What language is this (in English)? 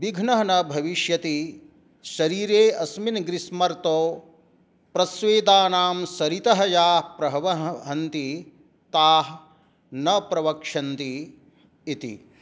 Sanskrit